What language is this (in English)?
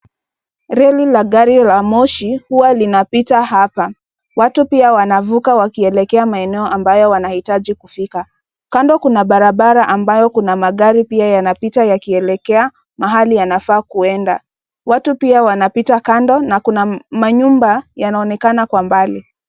Swahili